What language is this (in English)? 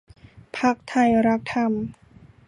Thai